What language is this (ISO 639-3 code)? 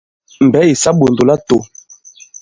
abb